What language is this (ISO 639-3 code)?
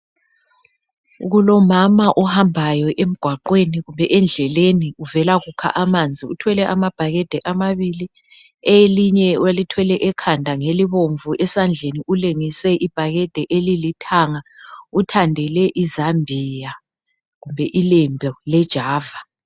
nde